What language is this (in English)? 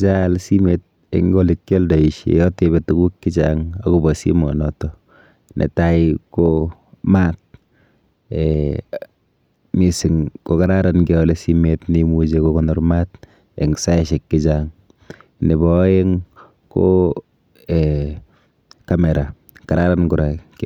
Kalenjin